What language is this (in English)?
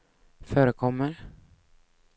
Swedish